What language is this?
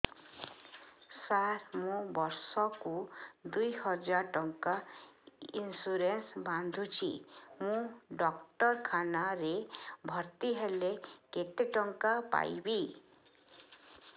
Odia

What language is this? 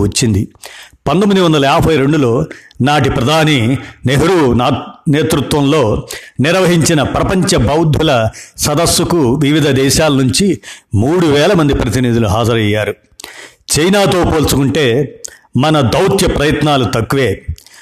Telugu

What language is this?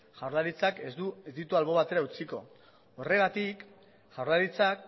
Basque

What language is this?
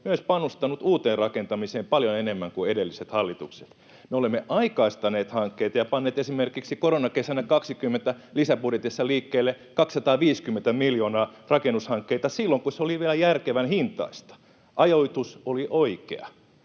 Finnish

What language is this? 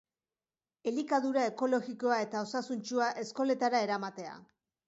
Basque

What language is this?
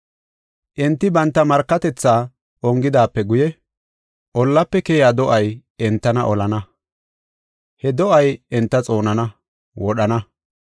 Gofa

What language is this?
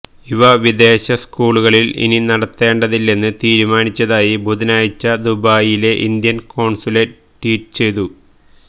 Malayalam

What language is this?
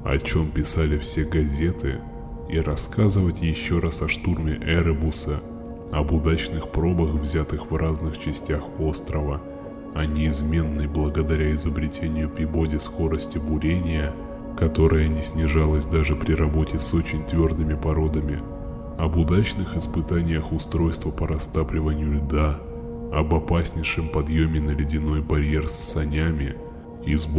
Russian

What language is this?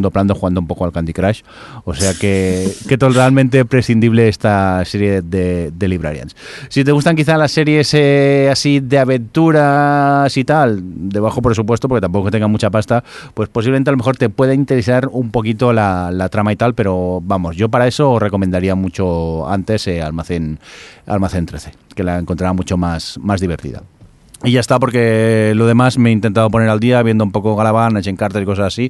Spanish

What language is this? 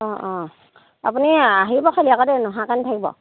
Assamese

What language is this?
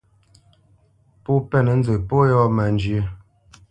Bamenyam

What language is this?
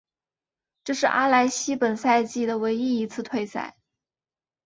Chinese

